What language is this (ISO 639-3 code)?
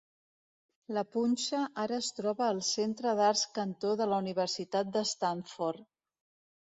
cat